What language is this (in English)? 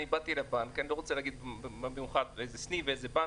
Hebrew